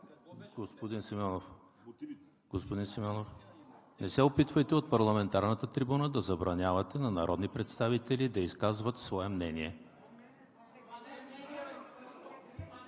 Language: Bulgarian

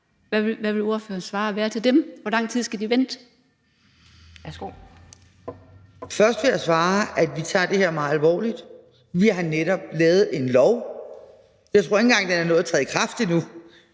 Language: Danish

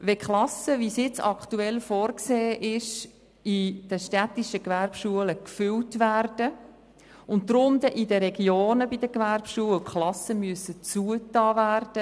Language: Swiss German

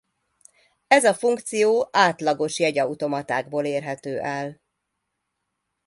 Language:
Hungarian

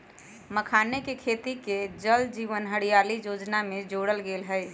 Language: Magahi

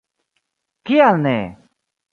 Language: Esperanto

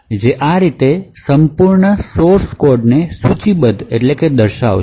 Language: Gujarati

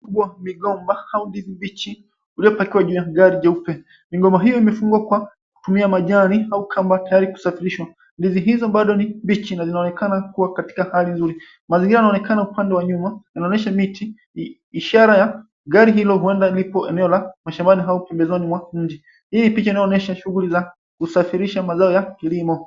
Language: Swahili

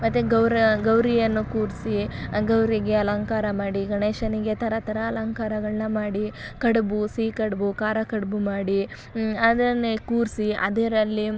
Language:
Kannada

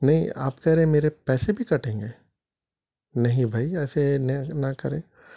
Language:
Urdu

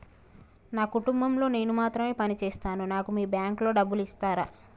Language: Telugu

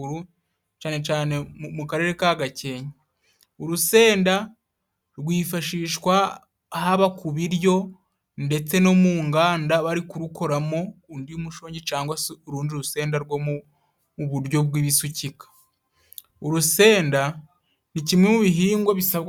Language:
Kinyarwanda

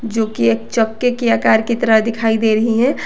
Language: Hindi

